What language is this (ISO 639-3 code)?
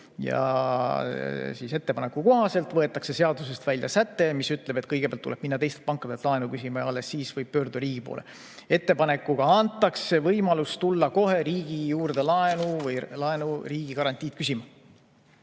est